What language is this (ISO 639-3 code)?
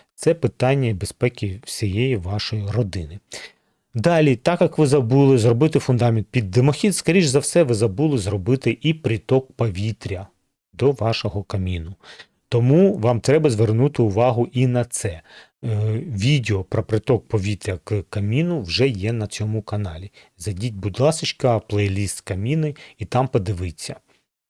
ukr